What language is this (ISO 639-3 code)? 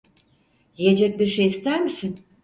tur